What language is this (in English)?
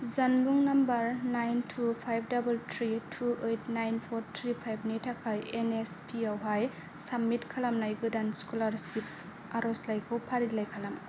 Bodo